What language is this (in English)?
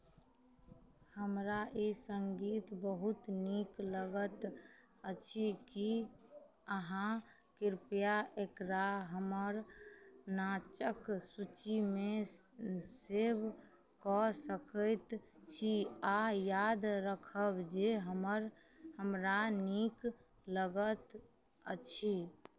Maithili